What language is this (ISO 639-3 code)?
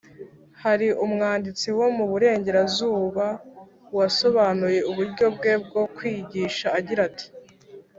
kin